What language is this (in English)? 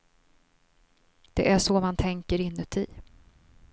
Swedish